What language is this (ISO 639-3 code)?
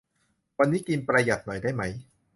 tha